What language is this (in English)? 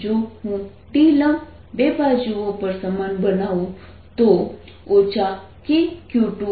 Gujarati